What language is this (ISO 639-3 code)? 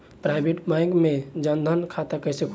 bho